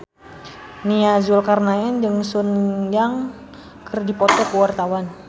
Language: Sundanese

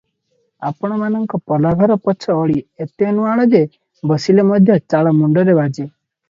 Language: Odia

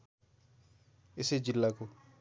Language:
Nepali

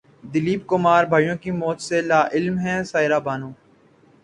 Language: Urdu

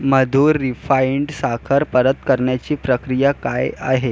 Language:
Marathi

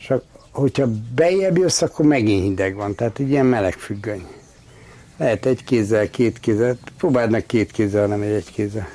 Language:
Hungarian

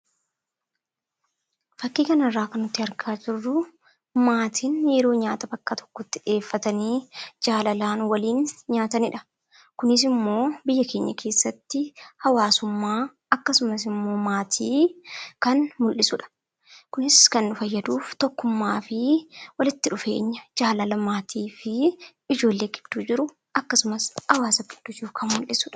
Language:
Oromo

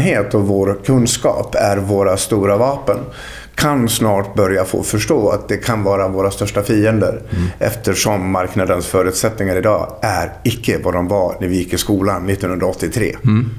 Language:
Swedish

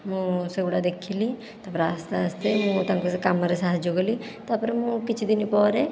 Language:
Odia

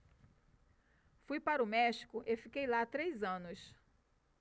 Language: Portuguese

